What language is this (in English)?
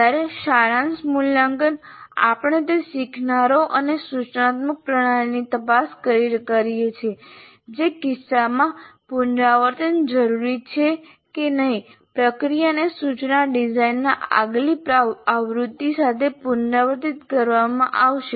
Gujarati